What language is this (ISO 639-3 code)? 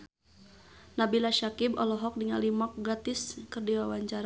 sun